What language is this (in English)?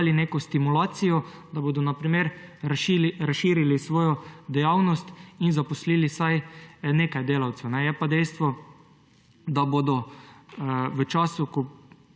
Slovenian